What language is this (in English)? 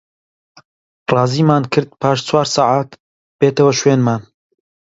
Central Kurdish